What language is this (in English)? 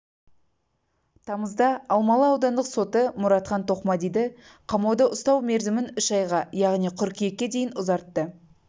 Kazakh